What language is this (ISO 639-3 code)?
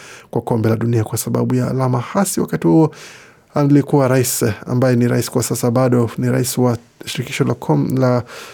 swa